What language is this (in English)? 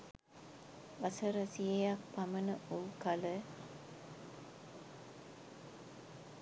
Sinhala